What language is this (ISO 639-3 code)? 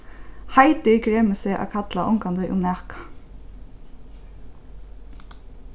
fao